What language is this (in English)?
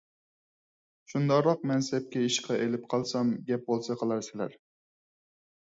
Uyghur